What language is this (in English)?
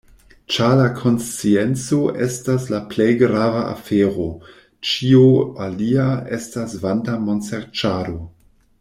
Esperanto